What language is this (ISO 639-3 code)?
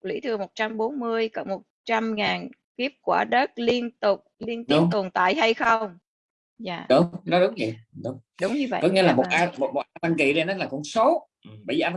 vie